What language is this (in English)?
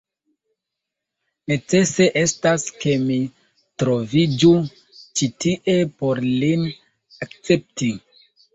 Esperanto